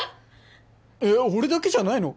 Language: Japanese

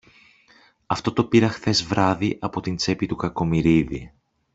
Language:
Greek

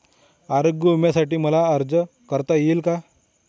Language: Marathi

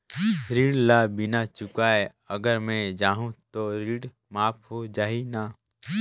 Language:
Chhattisgarhi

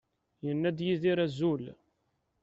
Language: Kabyle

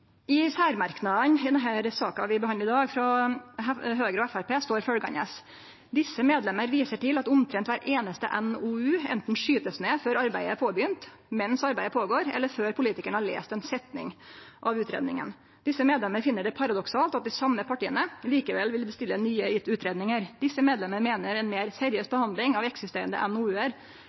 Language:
Norwegian Nynorsk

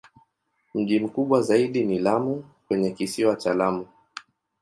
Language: Swahili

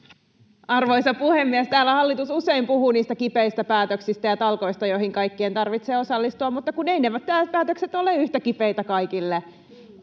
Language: Finnish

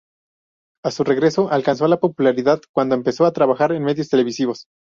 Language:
Spanish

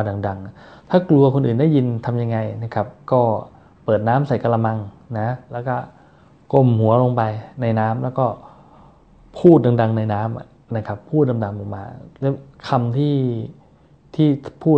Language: Thai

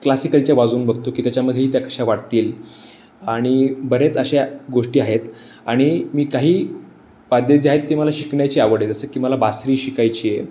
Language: Marathi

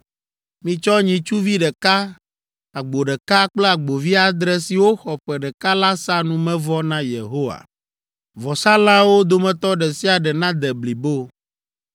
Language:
Ewe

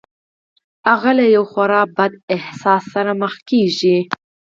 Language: Pashto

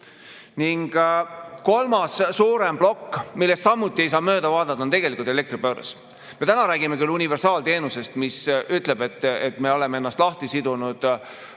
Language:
Estonian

